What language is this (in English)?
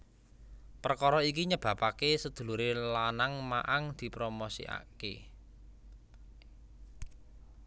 Javanese